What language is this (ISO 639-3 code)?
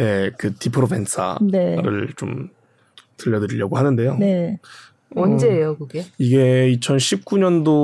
kor